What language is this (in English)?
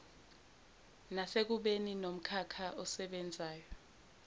Zulu